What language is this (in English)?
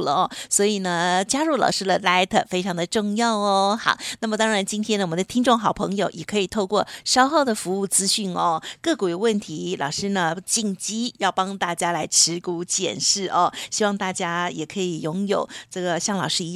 Chinese